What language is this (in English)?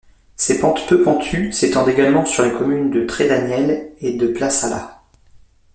French